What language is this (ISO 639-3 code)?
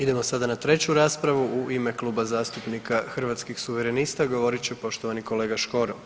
hrv